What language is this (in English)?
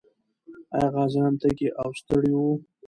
Pashto